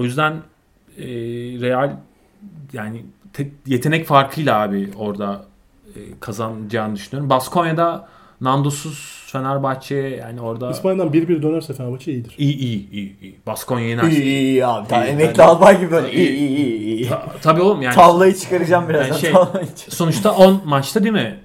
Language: Turkish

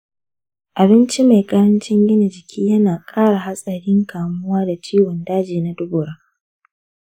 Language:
Hausa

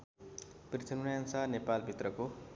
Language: Nepali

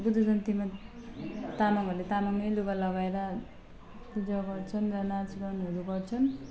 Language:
Nepali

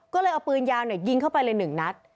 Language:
Thai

